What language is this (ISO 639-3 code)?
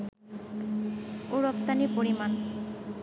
ben